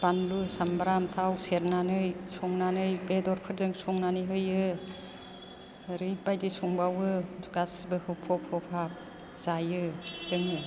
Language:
Bodo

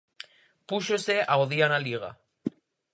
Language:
Galician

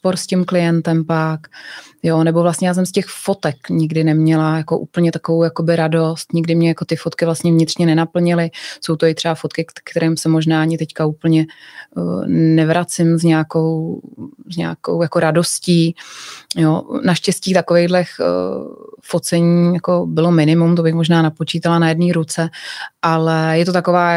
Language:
Czech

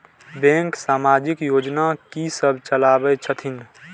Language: Maithili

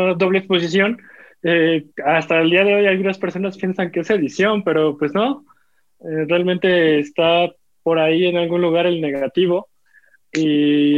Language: Spanish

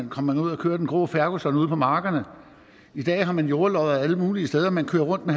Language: Danish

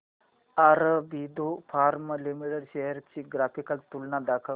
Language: Marathi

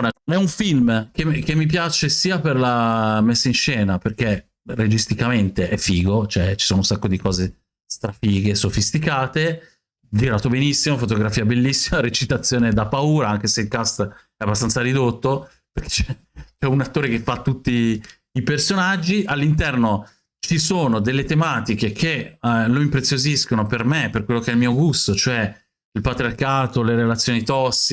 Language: Italian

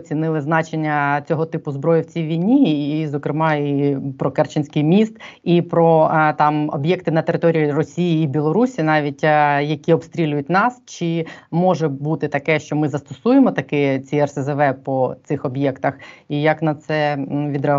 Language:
Ukrainian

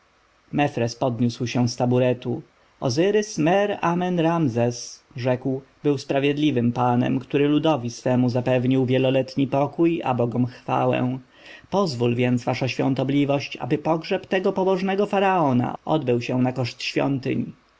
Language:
Polish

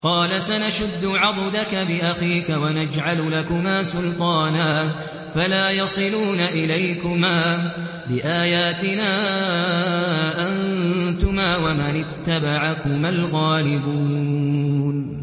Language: Arabic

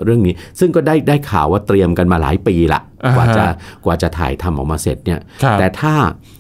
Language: Thai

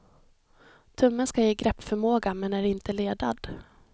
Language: Swedish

